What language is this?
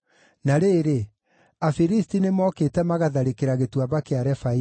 Kikuyu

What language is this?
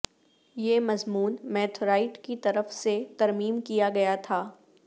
Urdu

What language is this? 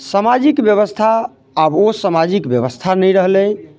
Maithili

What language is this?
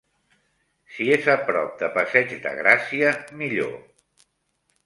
Catalan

